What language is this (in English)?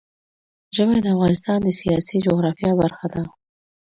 Pashto